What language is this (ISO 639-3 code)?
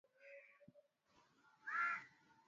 swa